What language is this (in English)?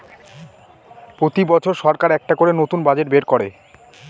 Bangla